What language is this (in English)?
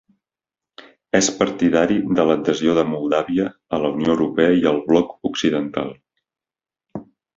Catalan